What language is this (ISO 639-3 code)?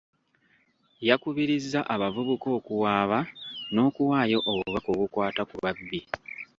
lug